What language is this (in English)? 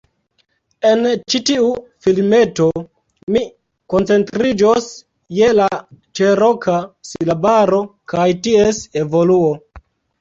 Esperanto